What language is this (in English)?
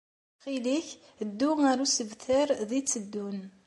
Kabyle